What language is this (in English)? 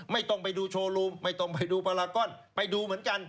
Thai